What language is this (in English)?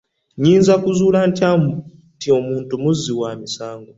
Ganda